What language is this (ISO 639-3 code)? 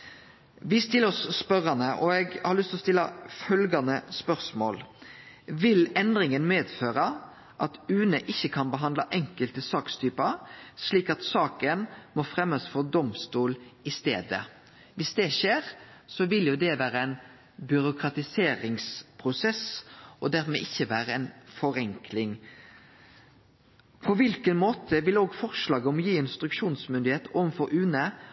nno